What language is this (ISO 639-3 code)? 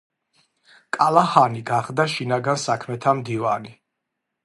kat